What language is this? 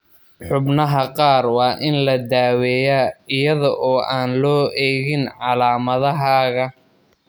Somali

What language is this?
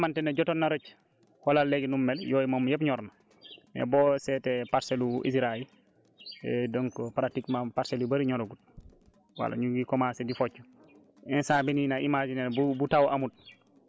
Wolof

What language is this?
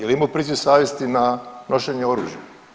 Croatian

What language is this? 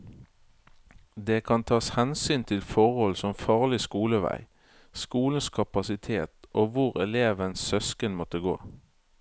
Norwegian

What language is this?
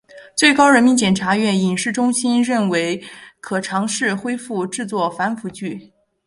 Chinese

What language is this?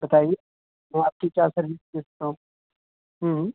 Urdu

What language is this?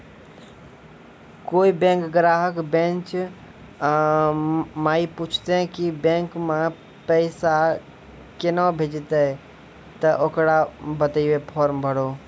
Maithili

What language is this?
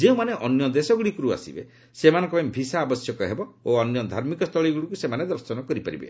Odia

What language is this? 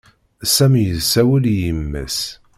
Kabyle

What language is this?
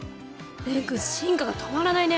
Japanese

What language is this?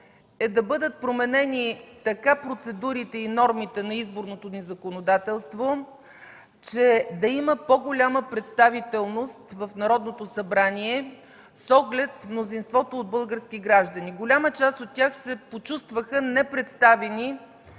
Bulgarian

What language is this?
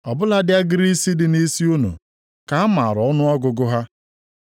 Igbo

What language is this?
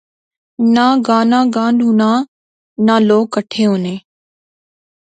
Pahari-Potwari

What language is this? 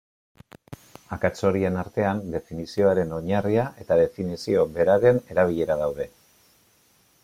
Basque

